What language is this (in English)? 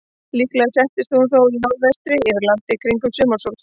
Icelandic